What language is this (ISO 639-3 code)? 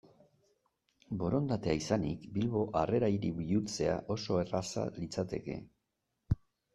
eus